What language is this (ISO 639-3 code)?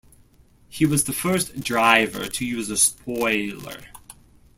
eng